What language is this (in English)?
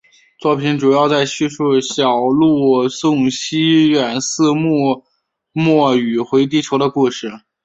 Chinese